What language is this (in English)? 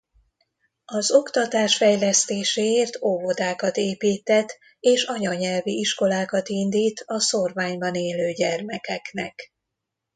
Hungarian